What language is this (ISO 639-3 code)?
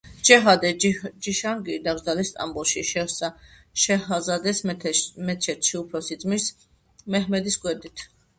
kat